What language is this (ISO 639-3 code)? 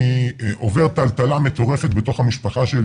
heb